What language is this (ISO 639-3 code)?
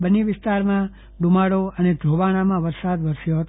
guj